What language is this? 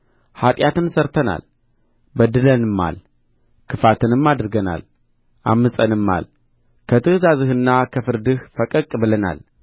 Amharic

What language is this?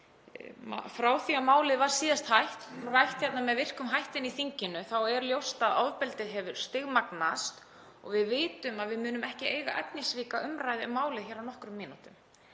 Icelandic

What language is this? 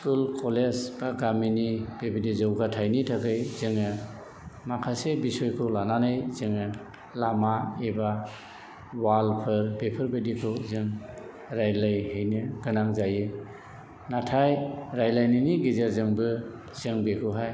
Bodo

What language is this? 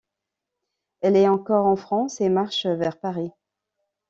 French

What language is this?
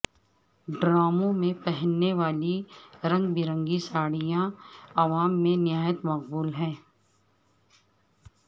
Urdu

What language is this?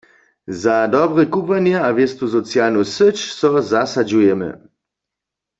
Upper Sorbian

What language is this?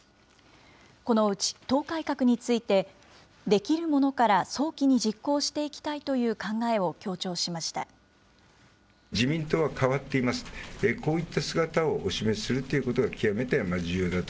Japanese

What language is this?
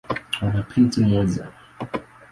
Swahili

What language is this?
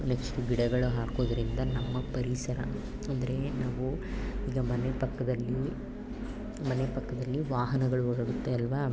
Kannada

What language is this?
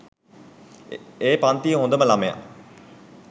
Sinhala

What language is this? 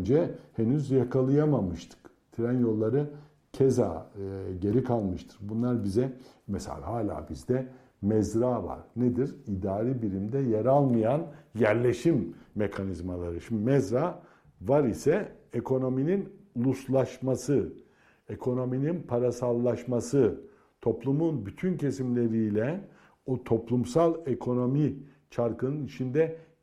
Turkish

